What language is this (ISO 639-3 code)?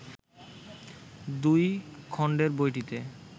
ben